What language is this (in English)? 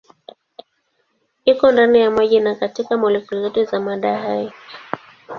Swahili